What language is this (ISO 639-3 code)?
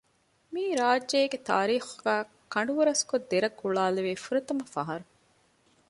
div